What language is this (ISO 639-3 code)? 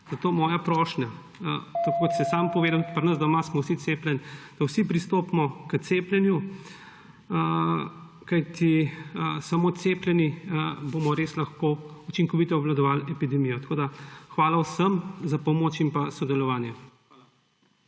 slv